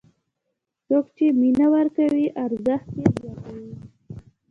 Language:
Pashto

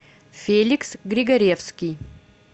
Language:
Russian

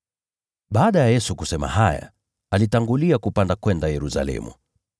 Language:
Swahili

